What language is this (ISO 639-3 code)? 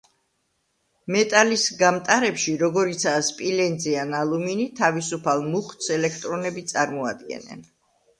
kat